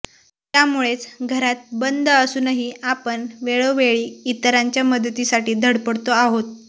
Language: Marathi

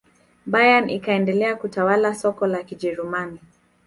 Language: Swahili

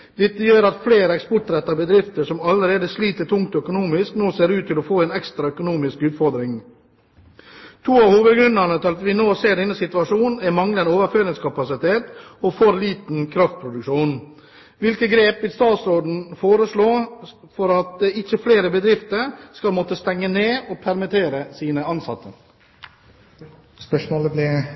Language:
Norwegian Bokmål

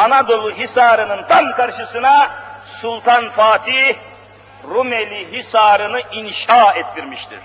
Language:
Turkish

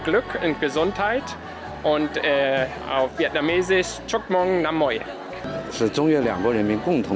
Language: Vietnamese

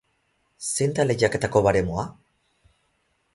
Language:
Basque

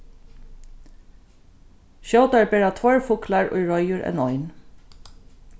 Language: Faroese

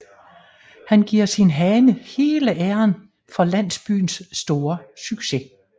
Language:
Danish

